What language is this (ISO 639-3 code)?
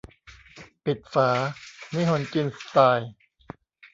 tha